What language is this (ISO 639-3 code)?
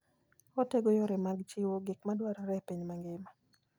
luo